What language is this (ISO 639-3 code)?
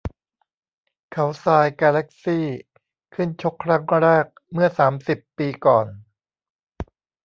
tha